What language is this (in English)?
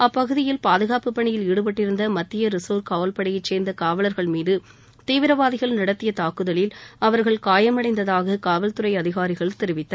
Tamil